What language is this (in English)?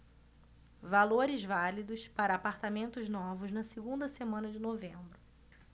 Portuguese